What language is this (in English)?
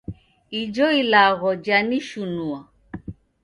Taita